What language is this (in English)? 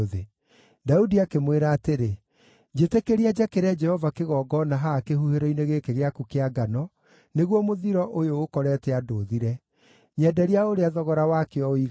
Kikuyu